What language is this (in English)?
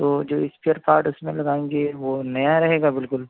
Urdu